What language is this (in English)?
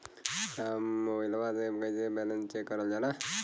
Bhojpuri